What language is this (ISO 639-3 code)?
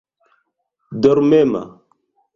epo